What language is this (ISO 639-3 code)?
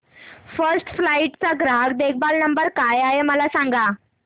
mar